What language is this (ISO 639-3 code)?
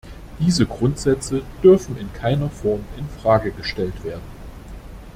deu